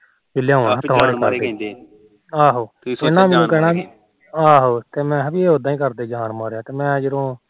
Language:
Punjabi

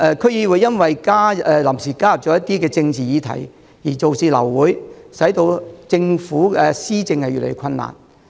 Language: Cantonese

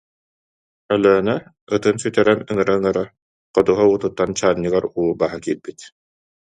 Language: Yakut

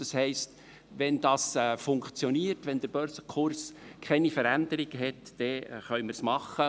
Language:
Swiss German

